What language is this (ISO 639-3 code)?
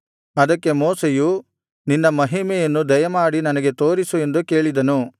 kan